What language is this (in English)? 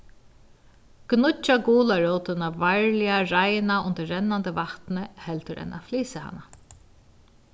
Faroese